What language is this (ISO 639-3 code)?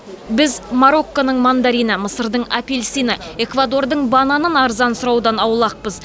kaz